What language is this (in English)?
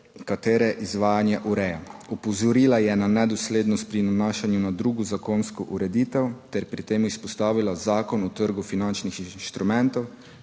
Slovenian